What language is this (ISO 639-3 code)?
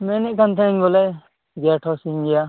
sat